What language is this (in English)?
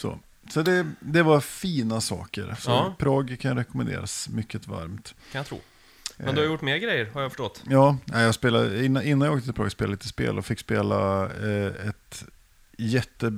Swedish